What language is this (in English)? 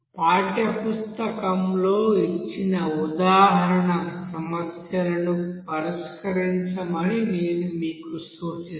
Telugu